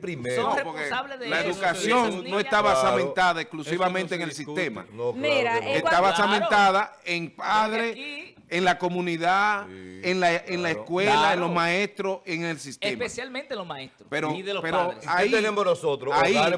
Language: Spanish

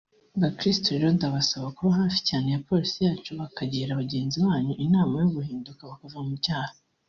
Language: Kinyarwanda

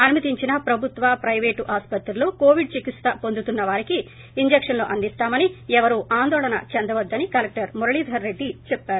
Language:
Telugu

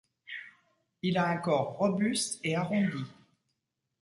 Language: French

